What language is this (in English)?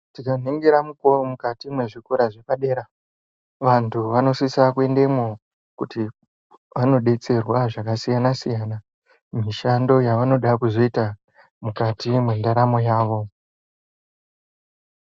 Ndau